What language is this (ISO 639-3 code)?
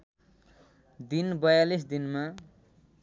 nep